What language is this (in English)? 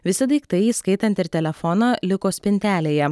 Lithuanian